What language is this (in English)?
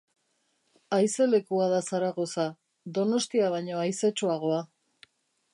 Basque